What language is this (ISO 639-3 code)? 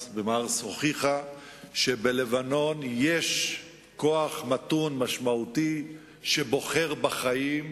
heb